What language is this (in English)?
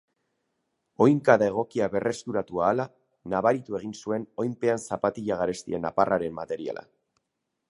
Basque